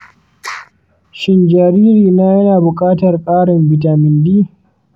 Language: Hausa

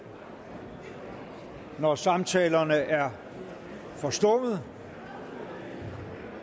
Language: Danish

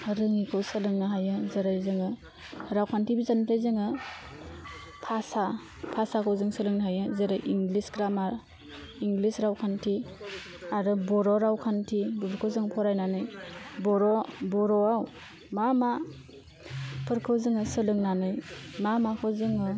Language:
Bodo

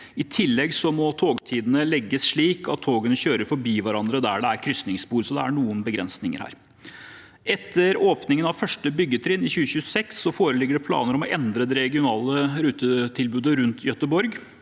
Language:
Norwegian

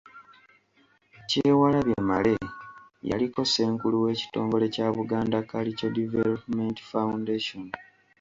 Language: Ganda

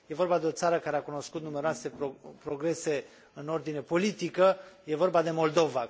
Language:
Romanian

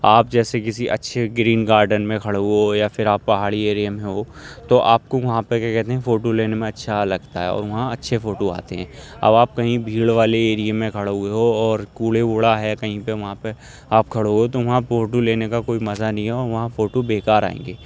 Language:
Urdu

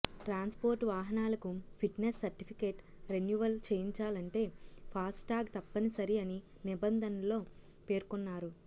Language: Telugu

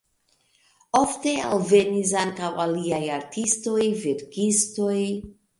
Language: Esperanto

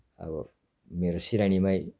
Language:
Nepali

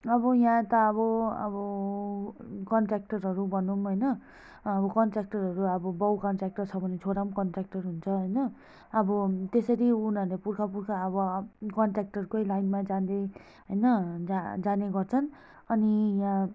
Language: Nepali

